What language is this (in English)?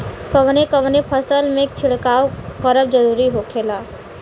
Bhojpuri